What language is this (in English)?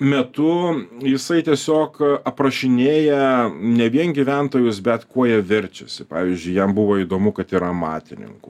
Lithuanian